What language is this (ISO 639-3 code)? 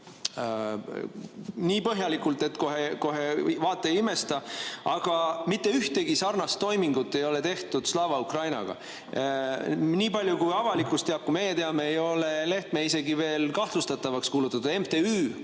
est